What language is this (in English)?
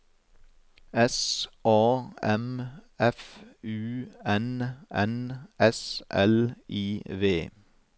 Norwegian